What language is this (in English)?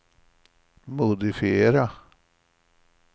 Swedish